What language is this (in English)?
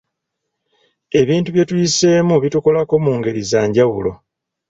Ganda